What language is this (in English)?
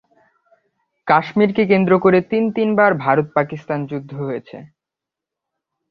Bangla